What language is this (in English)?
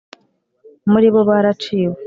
Kinyarwanda